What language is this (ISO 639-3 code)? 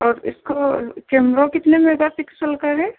urd